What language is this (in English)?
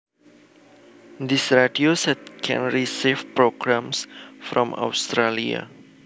Javanese